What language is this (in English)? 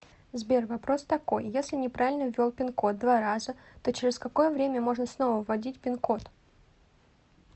Russian